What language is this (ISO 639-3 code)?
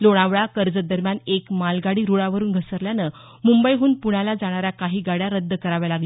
mar